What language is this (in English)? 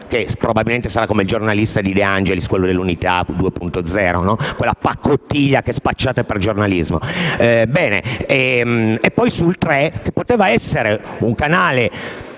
Italian